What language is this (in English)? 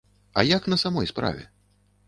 Belarusian